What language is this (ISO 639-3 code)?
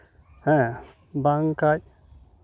sat